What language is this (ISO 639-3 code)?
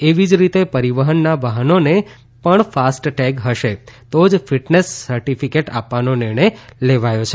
guj